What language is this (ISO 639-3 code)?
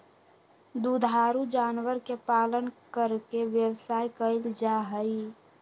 mag